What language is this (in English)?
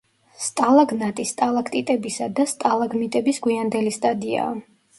Georgian